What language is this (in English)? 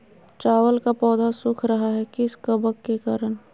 Magahi